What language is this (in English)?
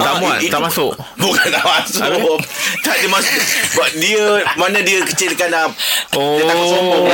Malay